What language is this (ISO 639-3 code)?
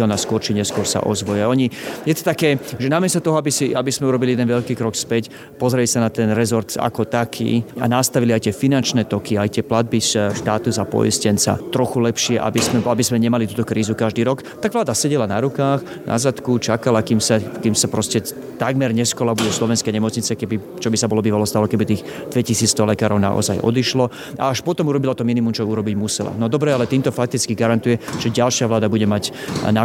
slk